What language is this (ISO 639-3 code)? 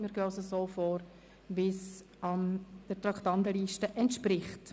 gsw